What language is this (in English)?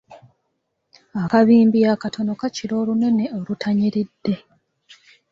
Ganda